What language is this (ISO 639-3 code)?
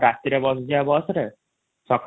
ori